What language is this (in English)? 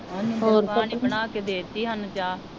Punjabi